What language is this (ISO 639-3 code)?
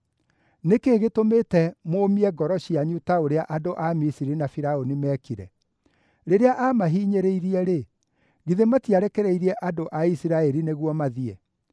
kik